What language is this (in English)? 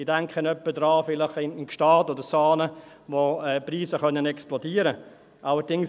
Swiss German